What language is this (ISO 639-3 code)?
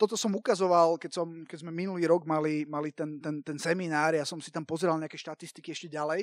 slk